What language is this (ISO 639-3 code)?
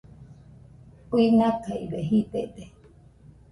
hux